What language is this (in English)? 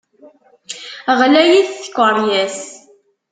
Kabyle